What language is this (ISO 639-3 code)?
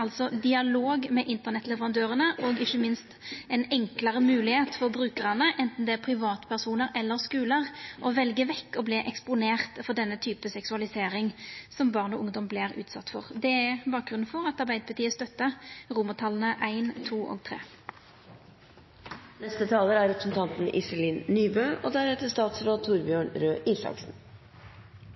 nno